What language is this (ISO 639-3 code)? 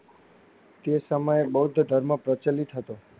guj